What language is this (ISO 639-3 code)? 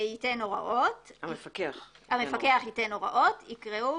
heb